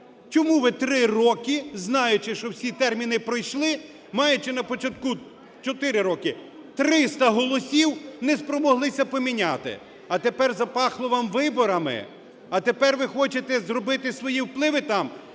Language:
Ukrainian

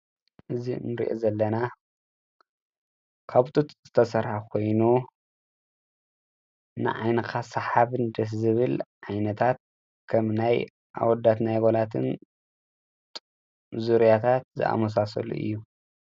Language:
Tigrinya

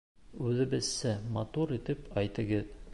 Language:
Bashkir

